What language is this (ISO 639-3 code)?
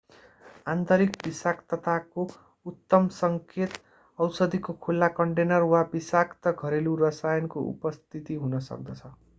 nep